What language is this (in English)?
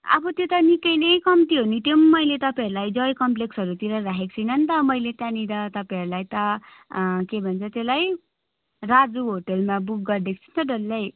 Nepali